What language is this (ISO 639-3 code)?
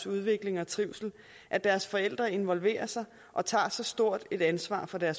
dan